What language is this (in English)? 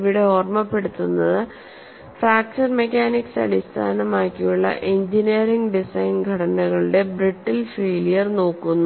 Malayalam